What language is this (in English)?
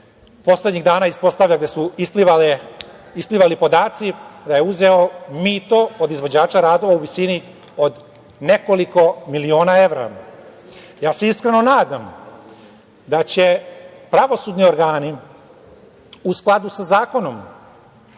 Serbian